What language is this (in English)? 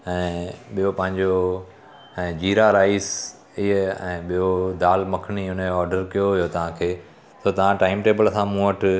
Sindhi